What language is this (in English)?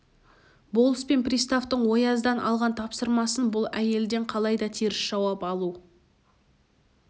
Kazakh